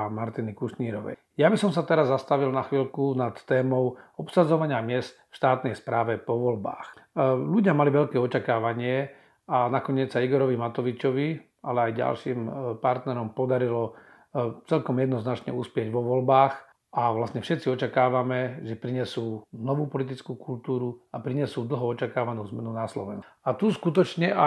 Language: Slovak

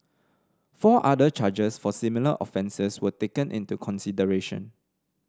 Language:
English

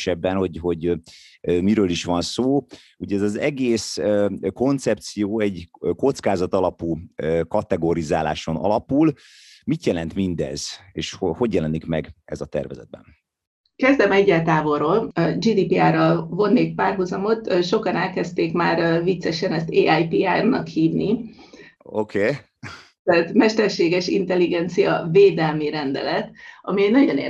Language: Hungarian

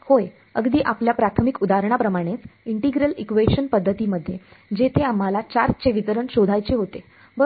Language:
Marathi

